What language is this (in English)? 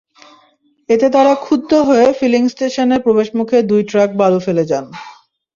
Bangla